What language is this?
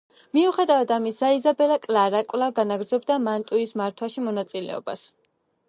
Georgian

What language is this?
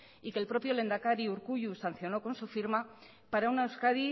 Spanish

